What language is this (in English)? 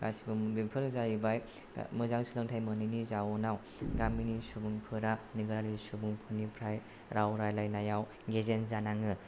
Bodo